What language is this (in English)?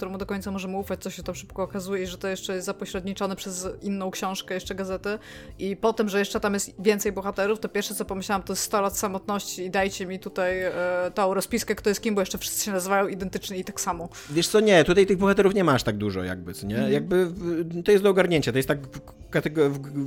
Polish